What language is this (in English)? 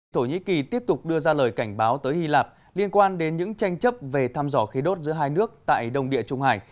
Vietnamese